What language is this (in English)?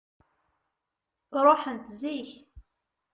Kabyle